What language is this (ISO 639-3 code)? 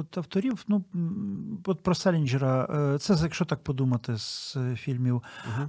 ukr